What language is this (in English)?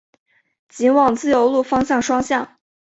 Chinese